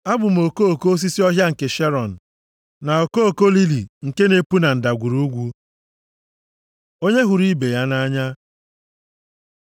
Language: Igbo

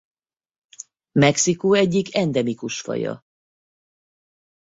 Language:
Hungarian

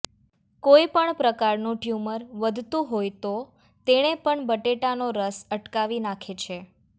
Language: Gujarati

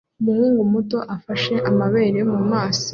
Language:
Kinyarwanda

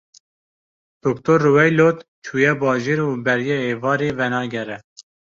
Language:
Kurdish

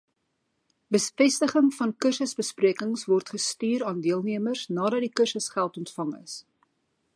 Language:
Afrikaans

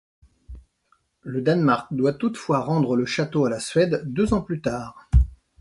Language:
French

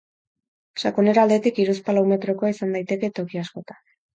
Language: Basque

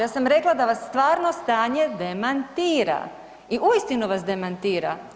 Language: Croatian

